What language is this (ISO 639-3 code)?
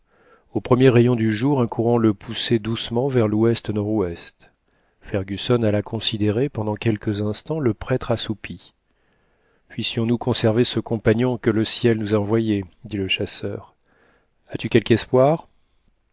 fra